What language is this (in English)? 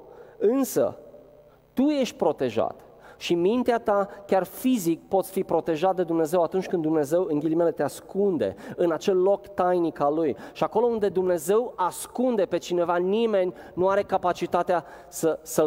Romanian